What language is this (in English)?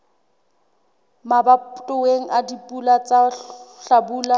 Southern Sotho